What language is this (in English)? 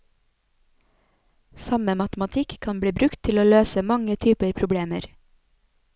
Norwegian